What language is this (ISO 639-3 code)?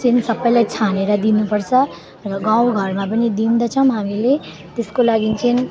nep